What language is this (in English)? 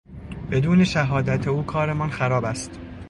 Persian